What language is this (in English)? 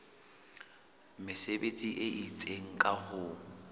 Southern Sotho